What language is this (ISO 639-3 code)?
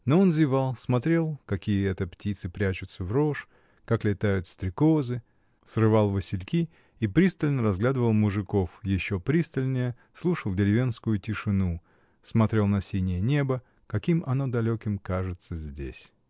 rus